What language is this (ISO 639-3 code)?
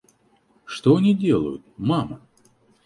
rus